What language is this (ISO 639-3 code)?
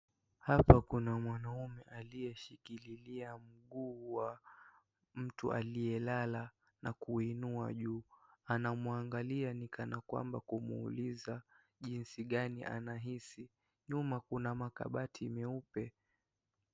swa